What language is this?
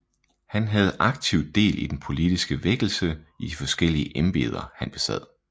Danish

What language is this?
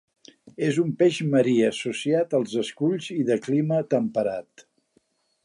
Catalan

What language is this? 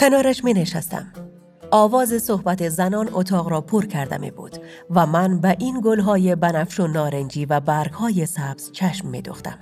Persian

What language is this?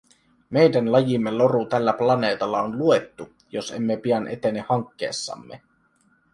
Finnish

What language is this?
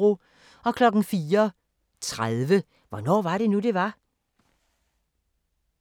Danish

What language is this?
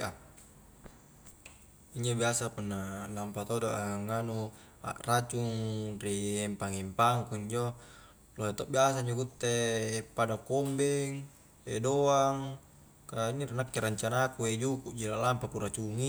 Highland Konjo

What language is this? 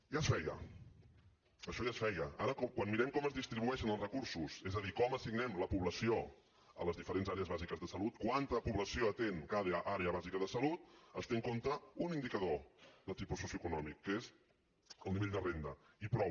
Catalan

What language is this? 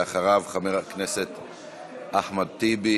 Hebrew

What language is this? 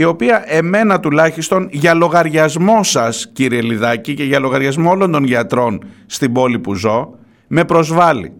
Greek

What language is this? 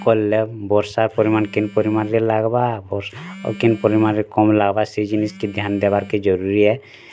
Odia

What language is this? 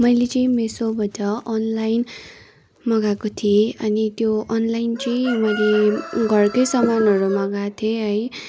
Nepali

